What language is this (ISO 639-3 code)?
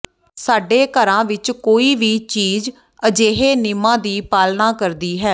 pan